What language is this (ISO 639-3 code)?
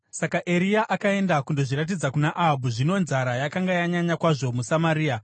sna